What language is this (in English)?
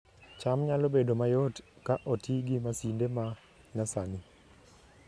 Luo (Kenya and Tanzania)